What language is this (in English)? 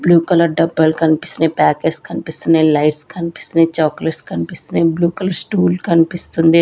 Telugu